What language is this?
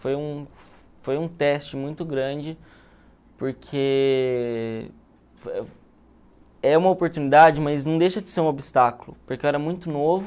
Portuguese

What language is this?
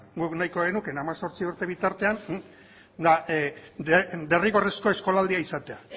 Basque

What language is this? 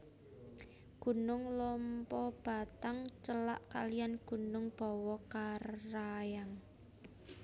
Javanese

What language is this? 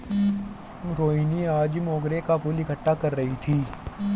Hindi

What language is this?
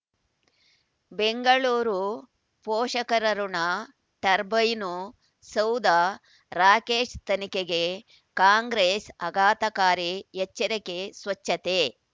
Kannada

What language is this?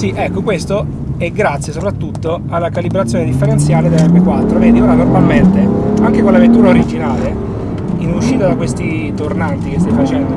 Italian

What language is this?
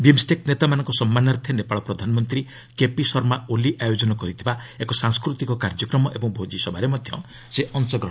Odia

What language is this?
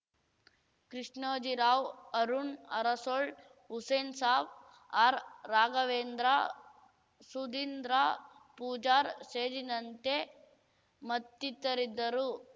Kannada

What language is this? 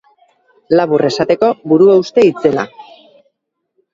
Basque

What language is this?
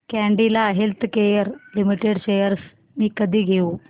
Marathi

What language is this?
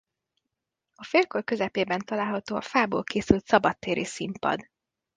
Hungarian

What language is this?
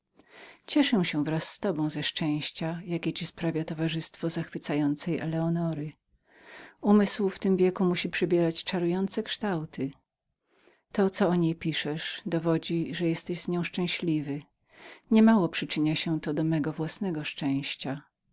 Polish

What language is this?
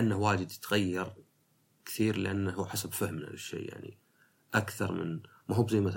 Arabic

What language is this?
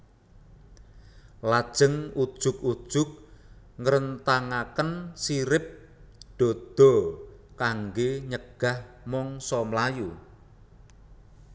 Javanese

